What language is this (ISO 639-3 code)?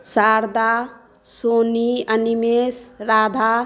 mai